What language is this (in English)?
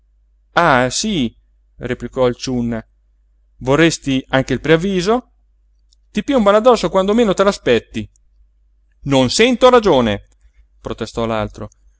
Italian